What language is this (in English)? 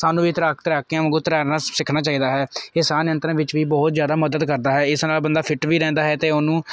Punjabi